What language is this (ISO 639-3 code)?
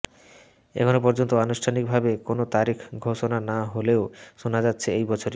ben